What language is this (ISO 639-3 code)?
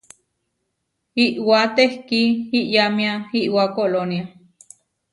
var